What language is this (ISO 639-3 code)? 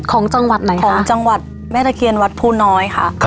tha